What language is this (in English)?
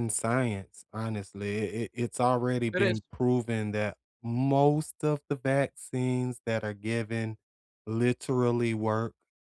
English